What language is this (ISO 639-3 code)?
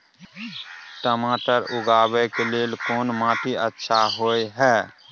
mai